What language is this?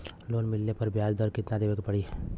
Bhojpuri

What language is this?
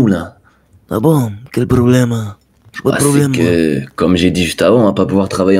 French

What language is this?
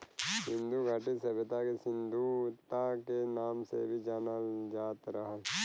Bhojpuri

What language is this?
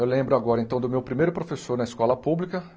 Portuguese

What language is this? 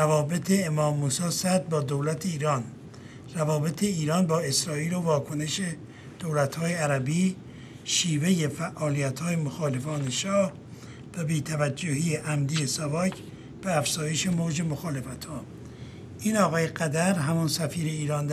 Persian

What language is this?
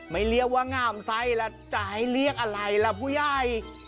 Thai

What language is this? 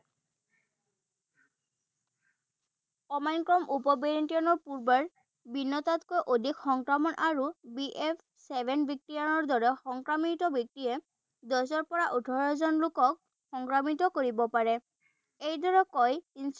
Assamese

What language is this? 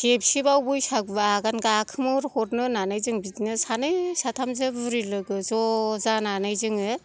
Bodo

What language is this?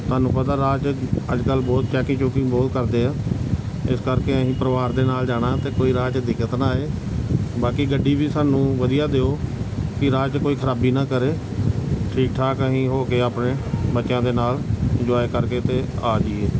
Punjabi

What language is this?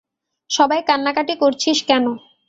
Bangla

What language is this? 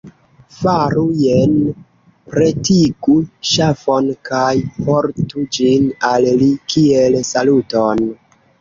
Esperanto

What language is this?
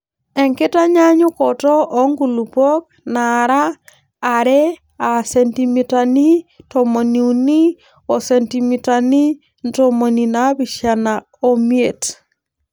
Masai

